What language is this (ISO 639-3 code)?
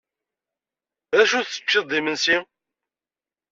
kab